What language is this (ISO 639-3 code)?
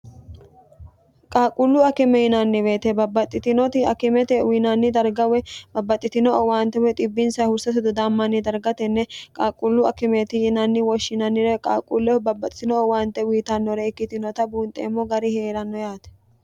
sid